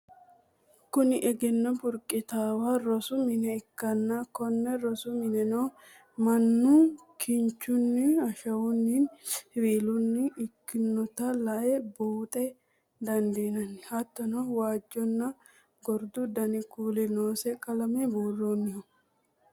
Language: Sidamo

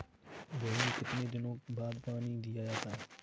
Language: Hindi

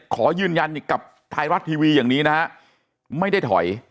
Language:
Thai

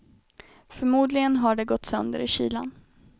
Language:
Swedish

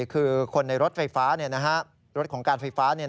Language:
Thai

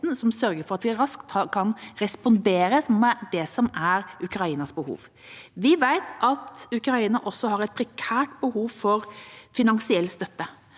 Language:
Norwegian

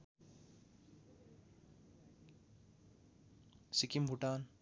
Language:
Nepali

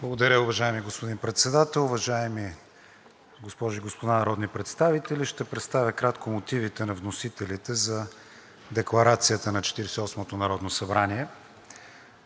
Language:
Bulgarian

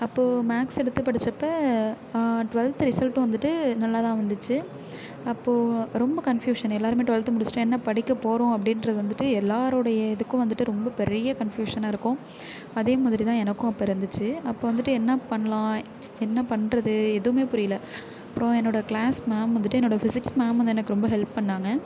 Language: Tamil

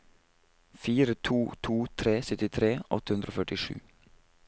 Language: Norwegian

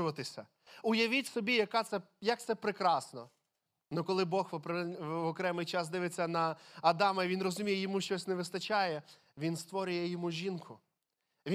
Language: Ukrainian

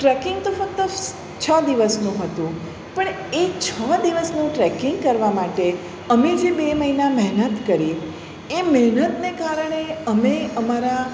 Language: Gujarati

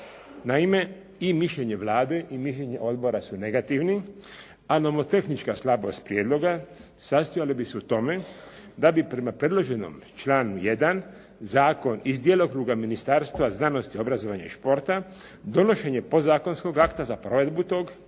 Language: Croatian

